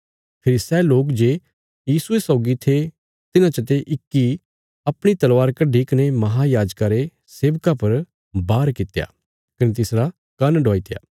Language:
Bilaspuri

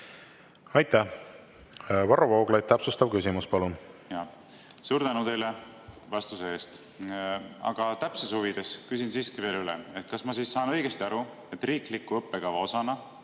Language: Estonian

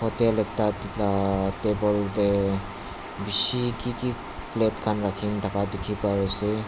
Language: Naga Pidgin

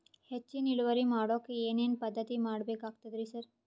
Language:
Kannada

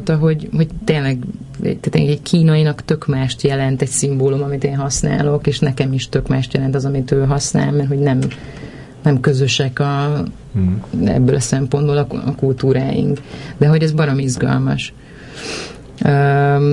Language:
Hungarian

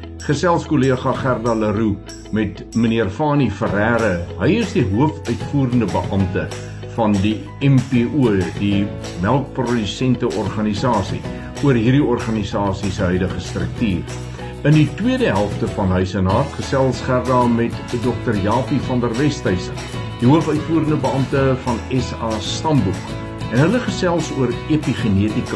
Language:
Swedish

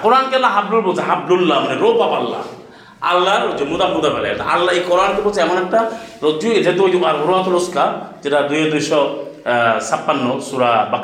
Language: Bangla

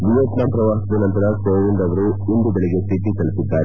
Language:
Kannada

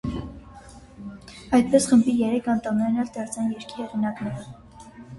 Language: Armenian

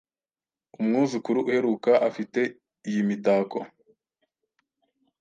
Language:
Kinyarwanda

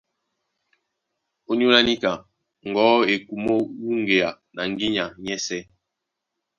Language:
Duala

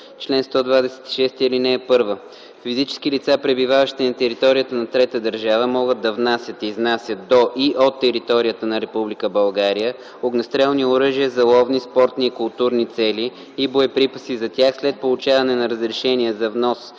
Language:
Bulgarian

